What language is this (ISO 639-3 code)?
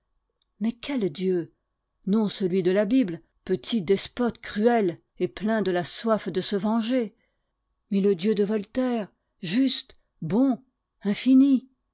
fra